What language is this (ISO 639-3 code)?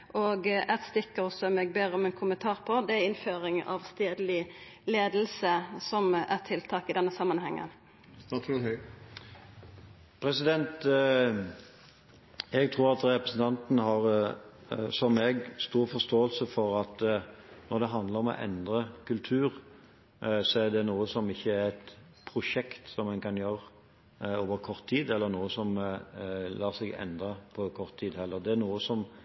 nor